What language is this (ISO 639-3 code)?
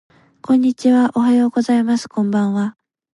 jpn